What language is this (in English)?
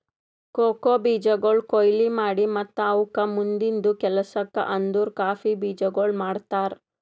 Kannada